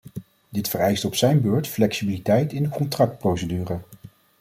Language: Dutch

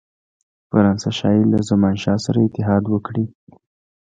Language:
Pashto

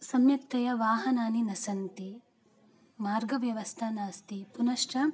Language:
Sanskrit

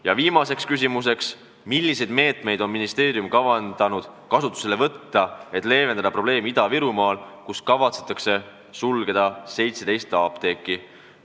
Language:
Estonian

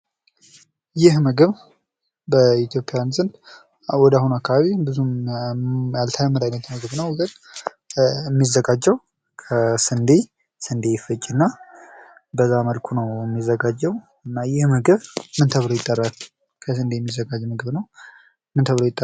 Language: Amharic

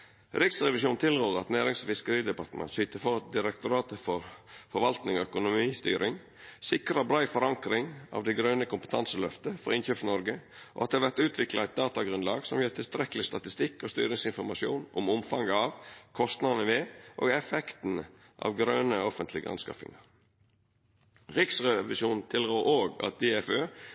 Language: Norwegian Nynorsk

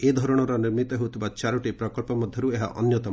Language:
Odia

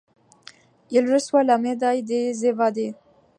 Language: French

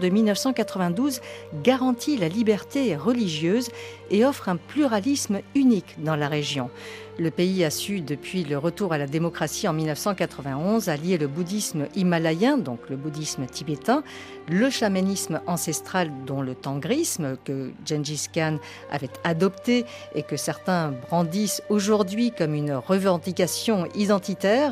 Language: French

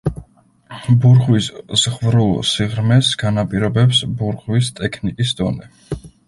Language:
Georgian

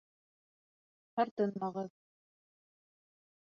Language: Bashkir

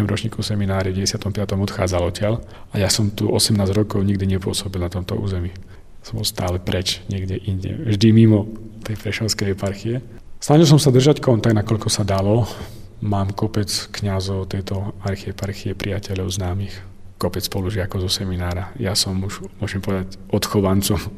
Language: Slovak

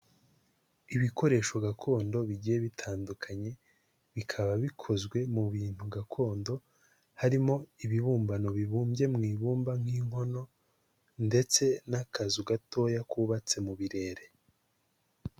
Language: Kinyarwanda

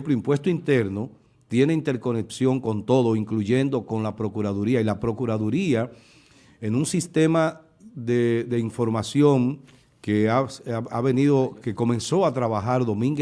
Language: Spanish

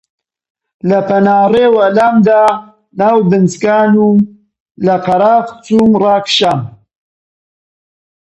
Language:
Central Kurdish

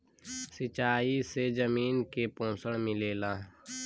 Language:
Bhojpuri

